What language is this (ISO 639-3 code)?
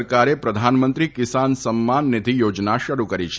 guj